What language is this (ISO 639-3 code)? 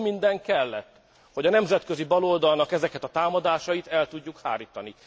hun